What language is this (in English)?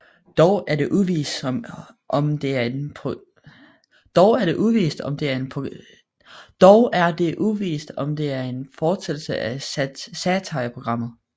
Danish